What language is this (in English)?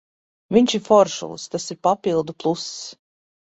Latvian